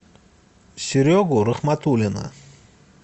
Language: Russian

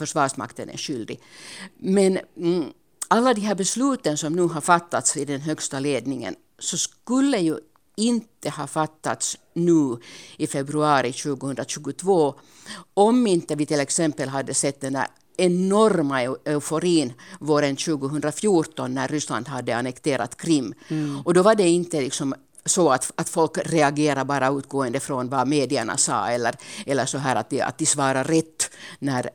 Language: Swedish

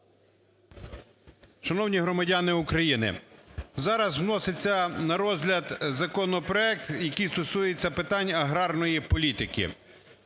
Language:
Ukrainian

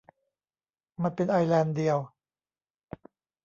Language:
Thai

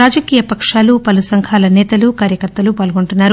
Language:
Telugu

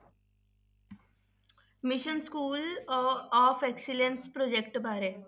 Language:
Punjabi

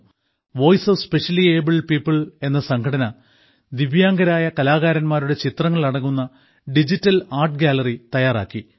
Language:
Malayalam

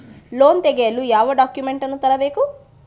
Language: Kannada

